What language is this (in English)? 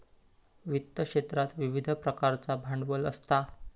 Marathi